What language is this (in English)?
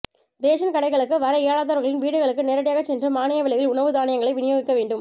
Tamil